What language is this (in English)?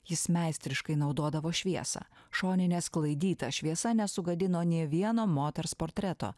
Lithuanian